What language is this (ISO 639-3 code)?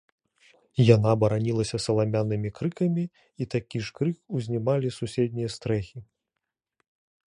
bel